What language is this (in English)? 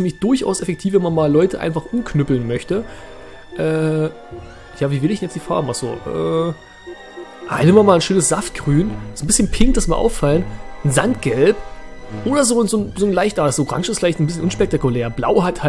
German